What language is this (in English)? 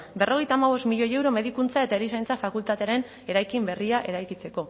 Basque